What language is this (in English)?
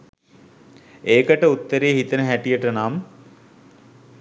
Sinhala